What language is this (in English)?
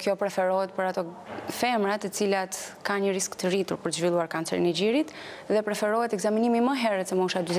Russian